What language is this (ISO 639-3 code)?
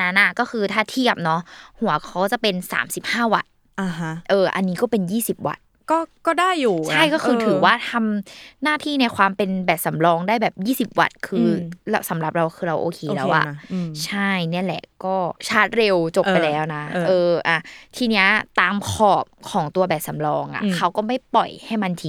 tha